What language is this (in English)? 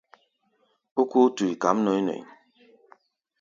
Gbaya